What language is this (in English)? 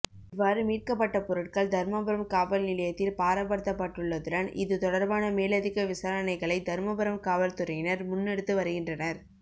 Tamil